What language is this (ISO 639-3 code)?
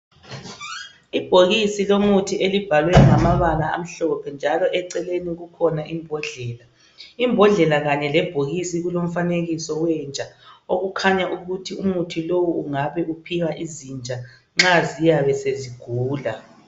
nde